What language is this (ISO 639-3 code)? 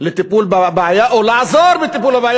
heb